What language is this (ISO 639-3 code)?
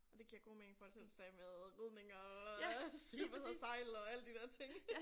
dan